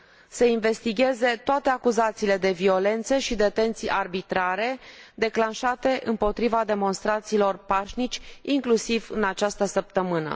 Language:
Romanian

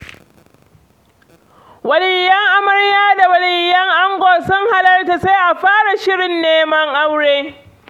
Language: Hausa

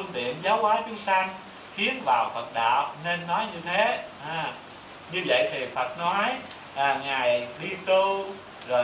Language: Vietnamese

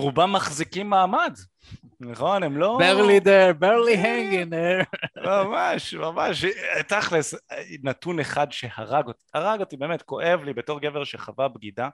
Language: Hebrew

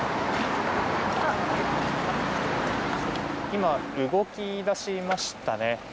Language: Japanese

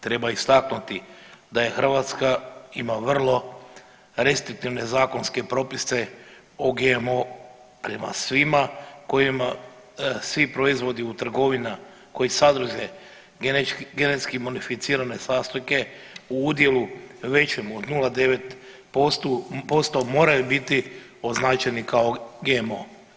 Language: Croatian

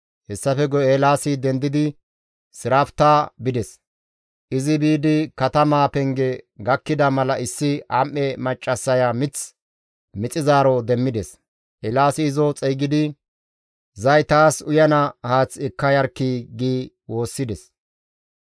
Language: Gamo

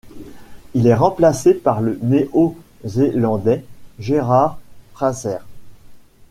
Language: French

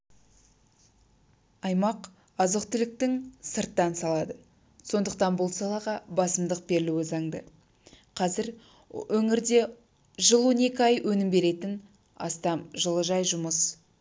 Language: Kazakh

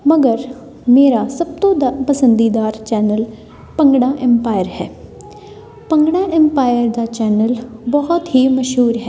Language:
Punjabi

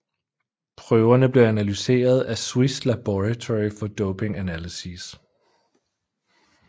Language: Danish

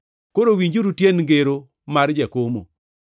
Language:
Luo (Kenya and Tanzania)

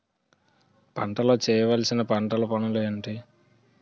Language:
Telugu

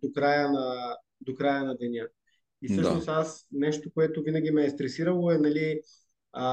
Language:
Bulgarian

